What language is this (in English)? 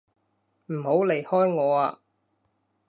Cantonese